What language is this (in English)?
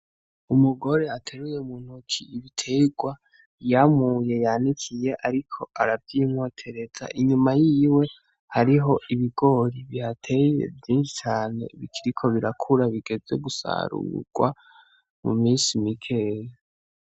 Rundi